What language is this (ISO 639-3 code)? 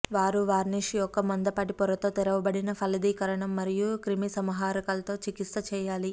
tel